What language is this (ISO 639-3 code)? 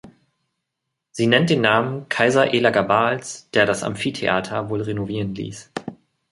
deu